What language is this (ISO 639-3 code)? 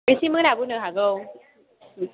brx